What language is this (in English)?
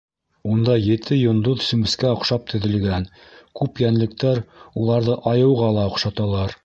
Bashkir